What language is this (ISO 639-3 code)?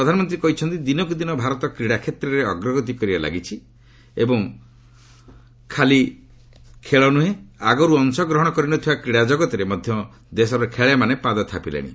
ori